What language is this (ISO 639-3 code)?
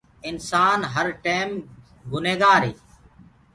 ggg